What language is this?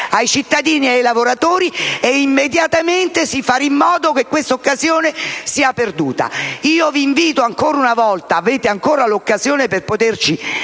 Italian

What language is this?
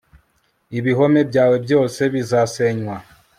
Kinyarwanda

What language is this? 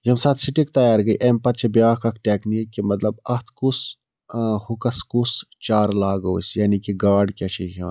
Kashmiri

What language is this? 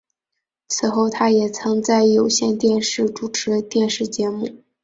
Chinese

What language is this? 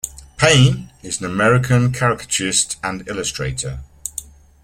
English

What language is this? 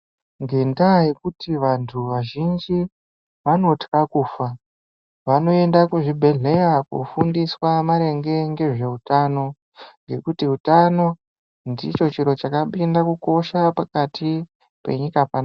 Ndau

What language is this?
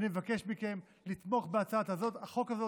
Hebrew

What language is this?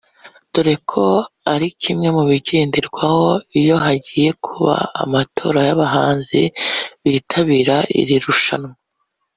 Kinyarwanda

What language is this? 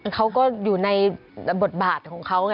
Thai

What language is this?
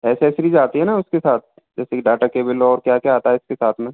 Hindi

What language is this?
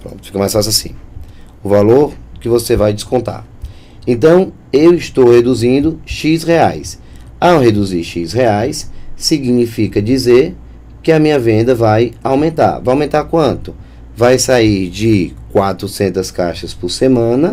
Portuguese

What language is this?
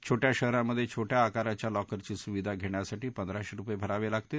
Marathi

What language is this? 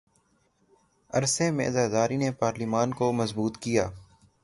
Urdu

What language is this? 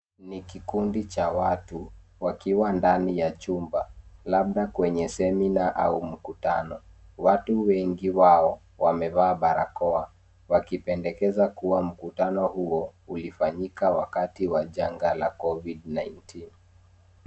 Swahili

